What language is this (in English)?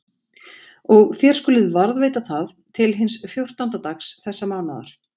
Icelandic